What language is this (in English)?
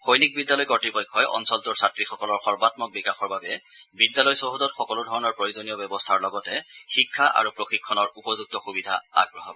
Assamese